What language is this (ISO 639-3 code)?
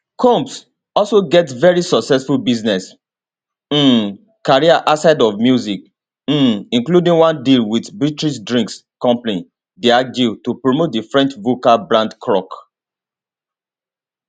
pcm